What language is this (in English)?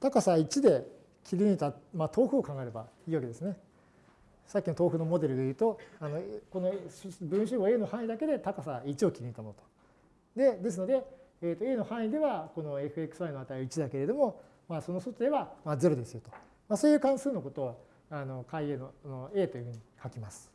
Japanese